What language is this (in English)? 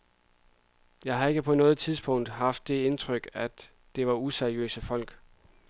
Danish